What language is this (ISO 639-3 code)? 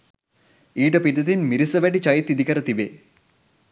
sin